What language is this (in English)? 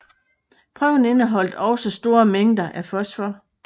Danish